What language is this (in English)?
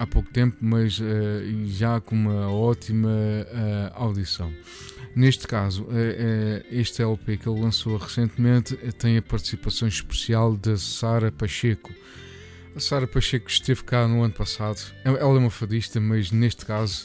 Portuguese